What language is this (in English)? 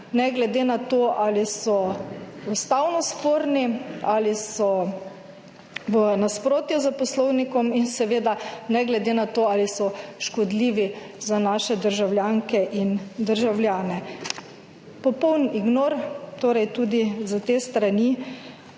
Slovenian